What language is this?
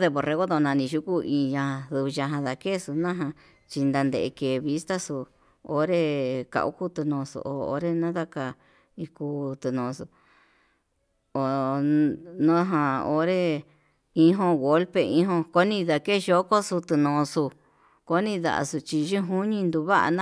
Yutanduchi Mixtec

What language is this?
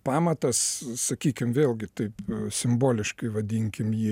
Lithuanian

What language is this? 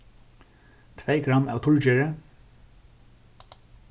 Faroese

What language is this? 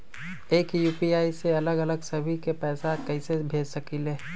Magahi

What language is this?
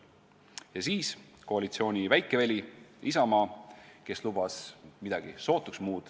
Estonian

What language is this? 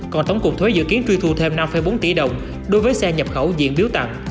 Vietnamese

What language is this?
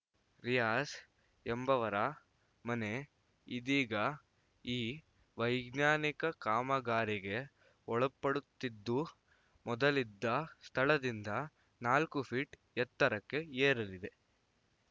Kannada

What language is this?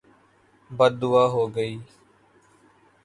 Urdu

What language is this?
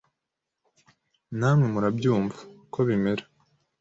Kinyarwanda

